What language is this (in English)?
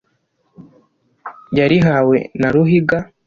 Kinyarwanda